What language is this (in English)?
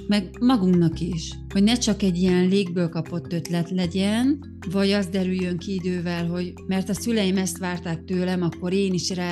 Hungarian